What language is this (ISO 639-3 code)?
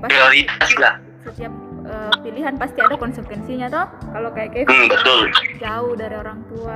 ind